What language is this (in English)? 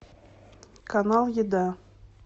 Russian